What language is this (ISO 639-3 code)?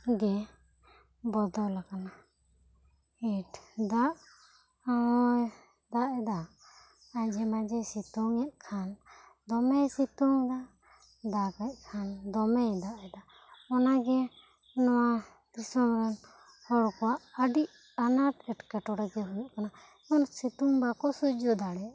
sat